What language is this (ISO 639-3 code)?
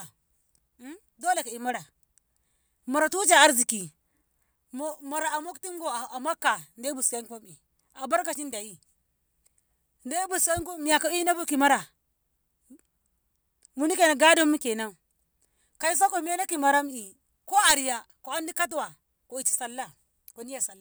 nbh